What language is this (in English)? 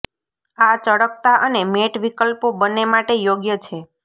Gujarati